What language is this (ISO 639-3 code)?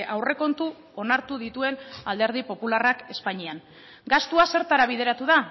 eus